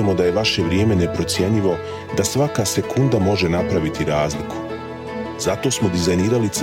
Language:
Croatian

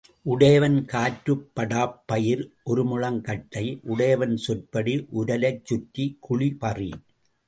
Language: Tamil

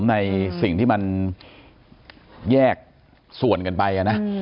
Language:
Thai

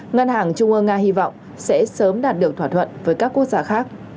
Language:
Vietnamese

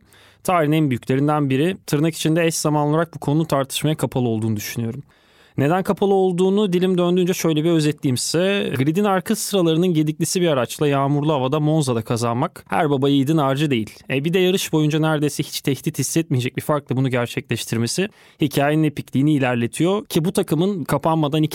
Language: Turkish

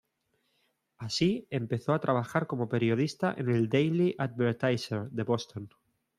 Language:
Spanish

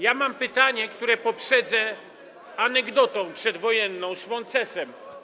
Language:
Polish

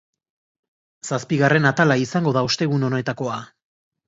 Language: Basque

